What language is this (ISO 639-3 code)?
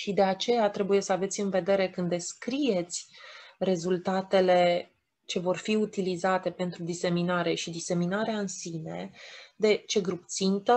ron